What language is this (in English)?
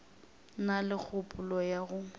Northern Sotho